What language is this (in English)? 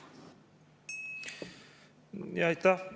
Estonian